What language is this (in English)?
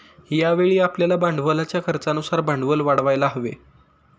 Marathi